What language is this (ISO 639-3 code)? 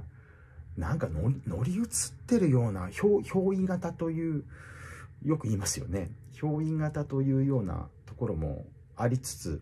jpn